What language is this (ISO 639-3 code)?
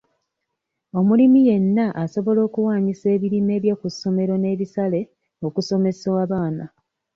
lug